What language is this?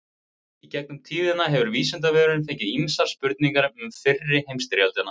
Icelandic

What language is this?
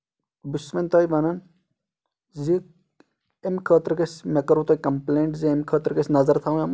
Kashmiri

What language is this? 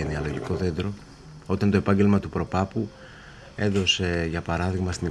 Greek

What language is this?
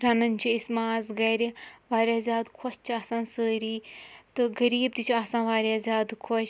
Kashmiri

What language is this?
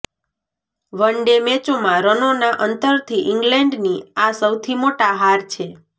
Gujarati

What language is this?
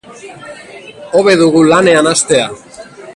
Basque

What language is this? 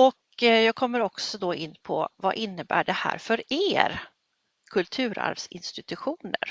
Swedish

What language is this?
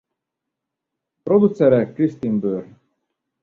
Hungarian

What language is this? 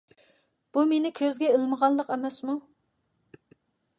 Uyghur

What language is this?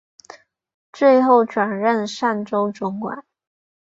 Chinese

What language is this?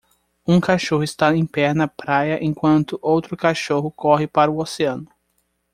Portuguese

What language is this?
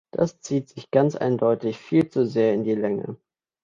German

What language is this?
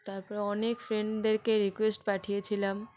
Bangla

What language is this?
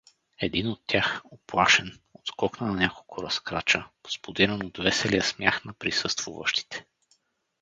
Bulgarian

